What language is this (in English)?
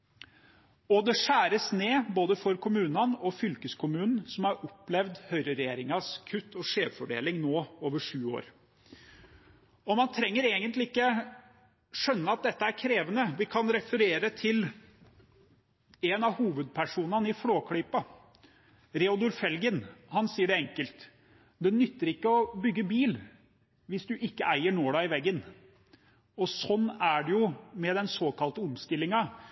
Norwegian Bokmål